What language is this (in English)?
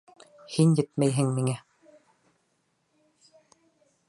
Bashkir